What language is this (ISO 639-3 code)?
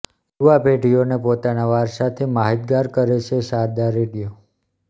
guj